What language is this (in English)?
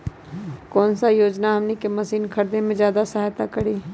Magahi